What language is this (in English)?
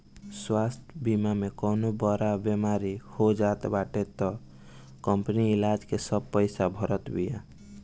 Bhojpuri